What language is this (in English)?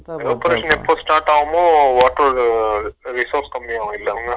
Tamil